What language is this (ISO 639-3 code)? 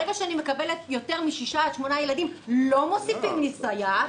heb